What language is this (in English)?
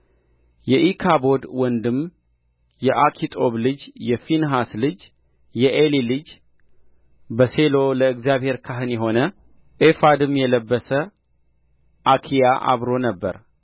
Amharic